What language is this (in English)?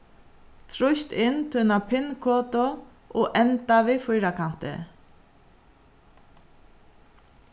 Faroese